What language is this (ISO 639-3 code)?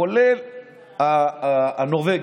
heb